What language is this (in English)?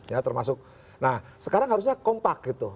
Indonesian